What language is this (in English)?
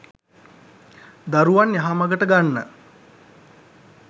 Sinhala